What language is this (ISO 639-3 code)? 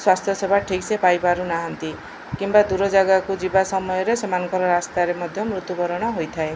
ori